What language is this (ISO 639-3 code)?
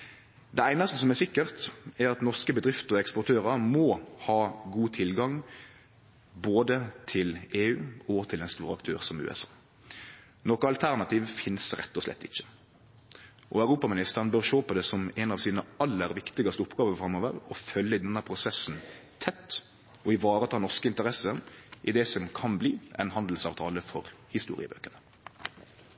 nno